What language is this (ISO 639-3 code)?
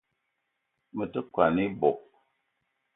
eto